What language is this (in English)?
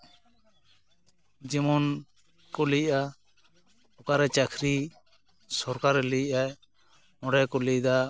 Santali